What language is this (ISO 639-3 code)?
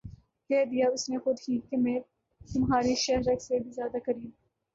urd